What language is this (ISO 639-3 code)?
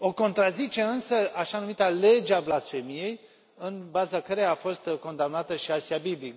ron